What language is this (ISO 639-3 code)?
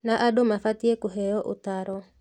kik